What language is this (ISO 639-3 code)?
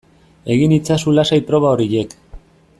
eus